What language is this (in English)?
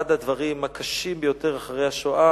Hebrew